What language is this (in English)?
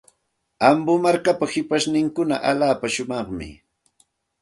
Santa Ana de Tusi Pasco Quechua